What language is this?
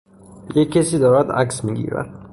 Persian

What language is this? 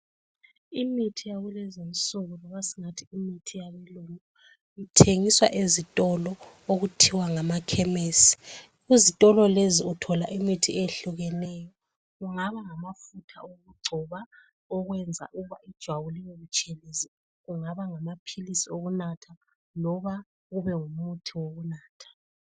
North Ndebele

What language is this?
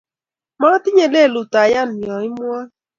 Kalenjin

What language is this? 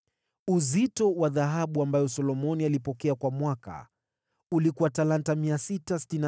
Swahili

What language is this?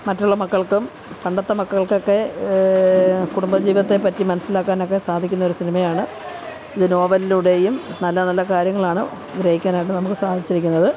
Malayalam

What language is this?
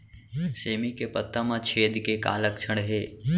Chhattisgarhi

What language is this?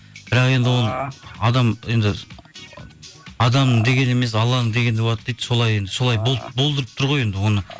Kazakh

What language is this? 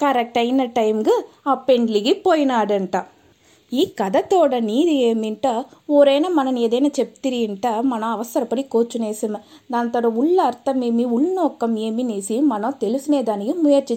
Telugu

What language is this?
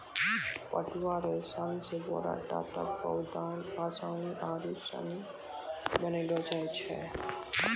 Maithili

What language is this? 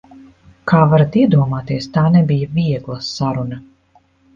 Latvian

